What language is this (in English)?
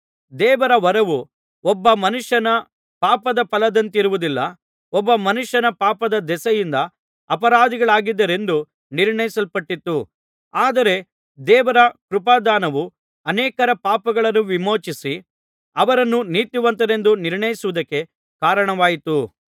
Kannada